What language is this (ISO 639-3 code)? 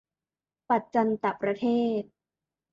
tha